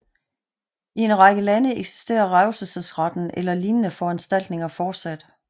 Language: Danish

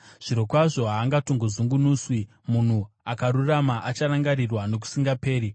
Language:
Shona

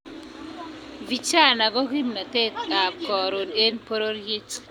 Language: Kalenjin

